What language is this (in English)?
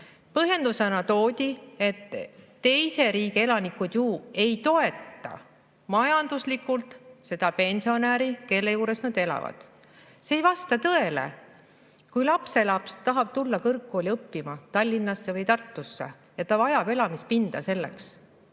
Estonian